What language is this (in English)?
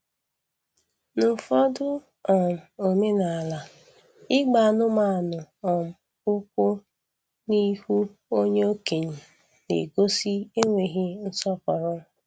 Igbo